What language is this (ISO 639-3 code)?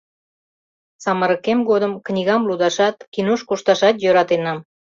chm